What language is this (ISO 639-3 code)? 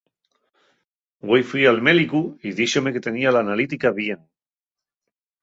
ast